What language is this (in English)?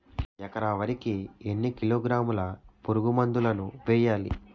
Telugu